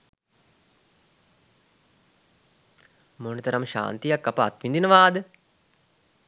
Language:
Sinhala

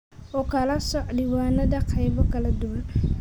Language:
Somali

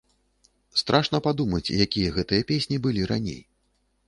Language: Belarusian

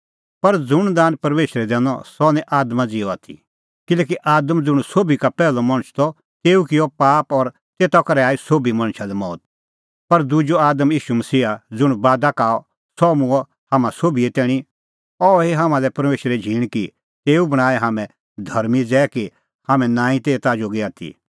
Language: Kullu Pahari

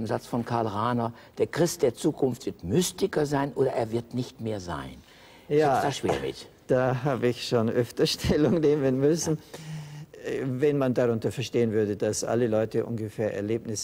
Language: German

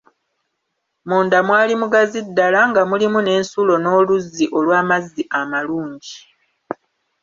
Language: Ganda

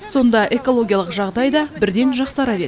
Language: Kazakh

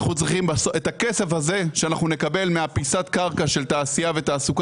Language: Hebrew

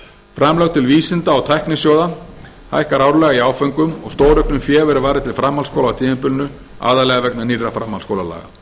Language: Icelandic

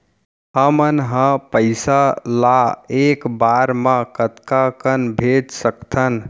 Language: Chhattisgarhi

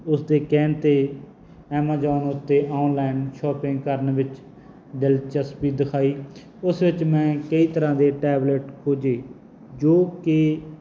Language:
Punjabi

